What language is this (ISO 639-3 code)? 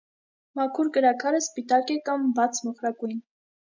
hye